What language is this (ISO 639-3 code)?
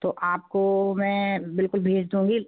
hin